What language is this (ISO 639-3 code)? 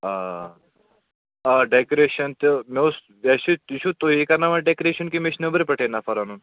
kas